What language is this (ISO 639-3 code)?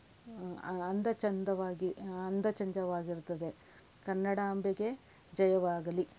kan